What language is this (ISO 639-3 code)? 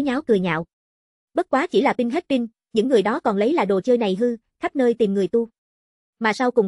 vie